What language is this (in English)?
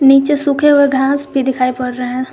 Hindi